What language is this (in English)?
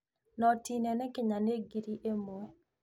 Kikuyu